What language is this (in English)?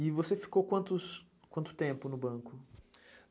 Portuguese